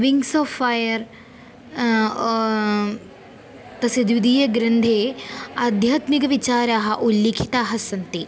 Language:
Sanskrit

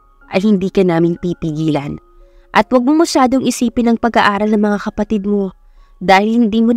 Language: Filipino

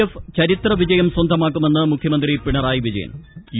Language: Malayalam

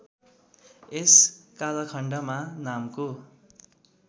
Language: Nepali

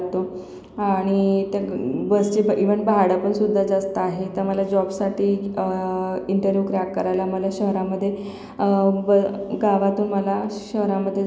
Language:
Marathi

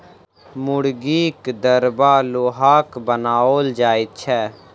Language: Maithili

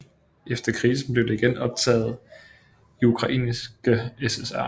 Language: Danish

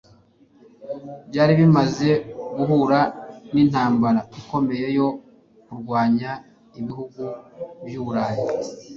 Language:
Kinyarwanda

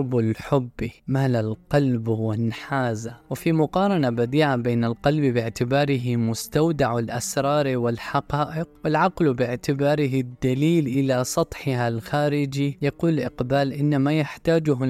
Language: Arabic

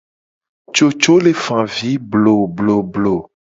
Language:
Gen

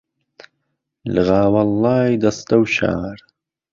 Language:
Central Kurdish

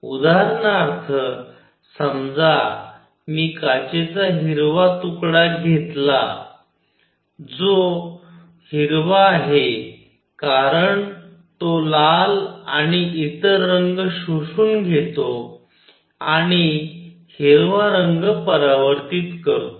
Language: Marathi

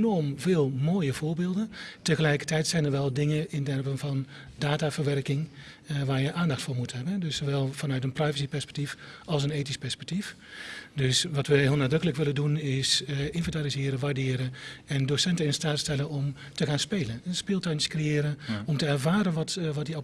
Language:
Dutch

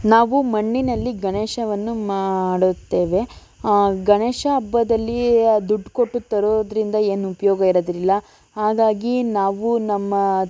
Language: Kannada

